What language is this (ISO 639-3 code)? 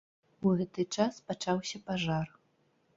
bel